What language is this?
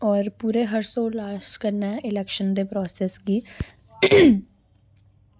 Dogri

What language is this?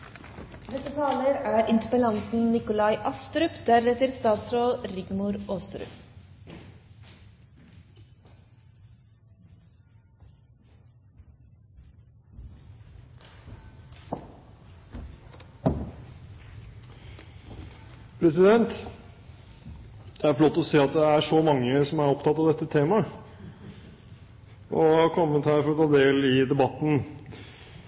Norwegian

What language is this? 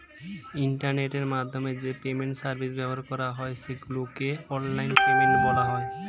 Bangla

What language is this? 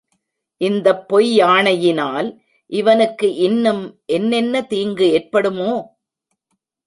Tamil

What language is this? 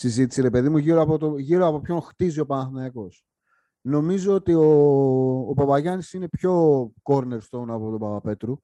Greek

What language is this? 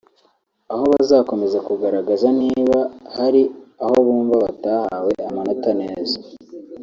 Kinyarwanda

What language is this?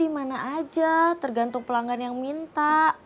Indonesian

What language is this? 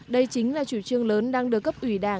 Vietnamese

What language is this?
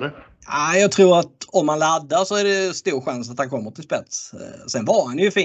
Swedish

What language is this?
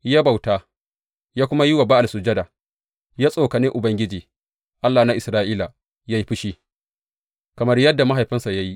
Hausa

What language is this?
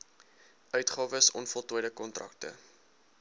Afrikaans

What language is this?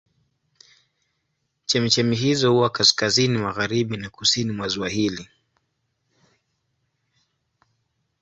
Swahili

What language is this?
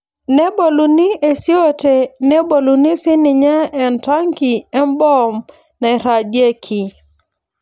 Masai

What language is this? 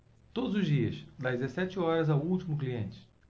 Portuguese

